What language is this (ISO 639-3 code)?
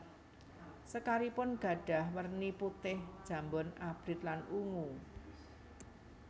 jav